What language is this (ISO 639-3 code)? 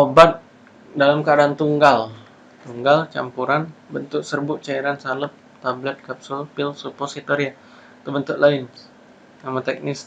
ind